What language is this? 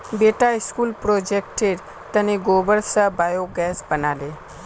Magahi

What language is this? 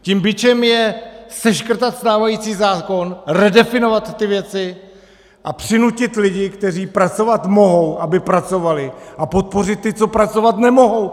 Czech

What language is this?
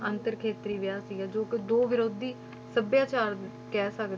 Punjabi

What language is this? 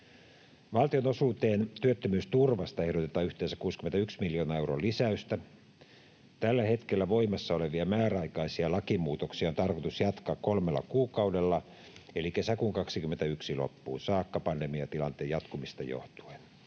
Finnish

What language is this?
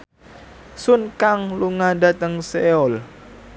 Javanese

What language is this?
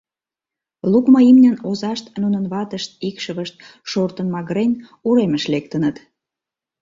Mari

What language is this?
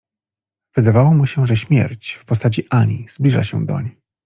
Polish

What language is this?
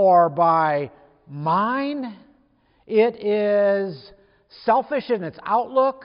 English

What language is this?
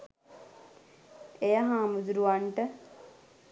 Sinhala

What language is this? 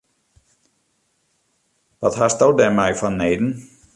Western Frisian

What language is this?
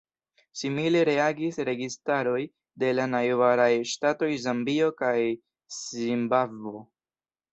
Esperanto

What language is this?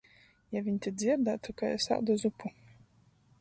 Latgalian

